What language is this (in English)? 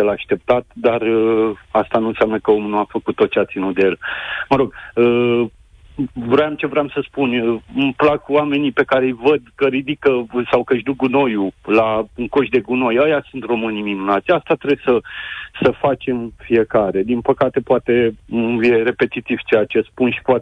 Romanian